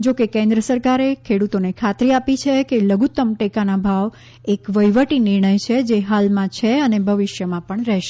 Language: Gujarati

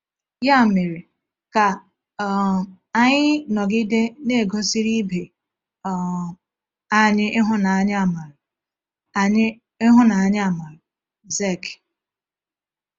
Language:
Igbo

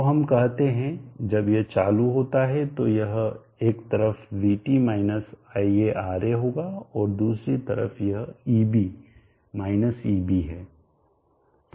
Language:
Hindi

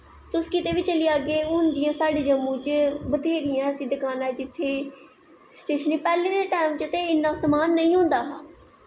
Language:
Dogri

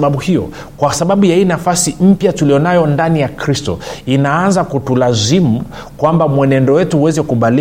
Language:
Swahili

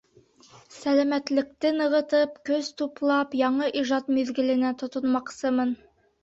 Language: Bashkir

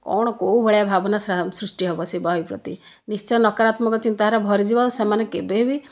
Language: Odia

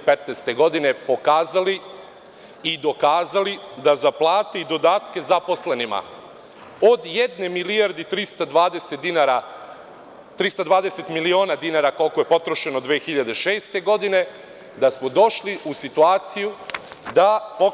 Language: Serbian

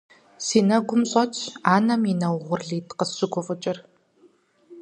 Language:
Kabardian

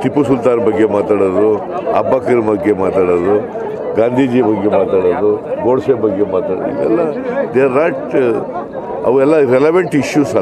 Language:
Romanian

